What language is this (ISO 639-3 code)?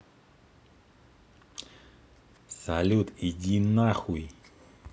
rus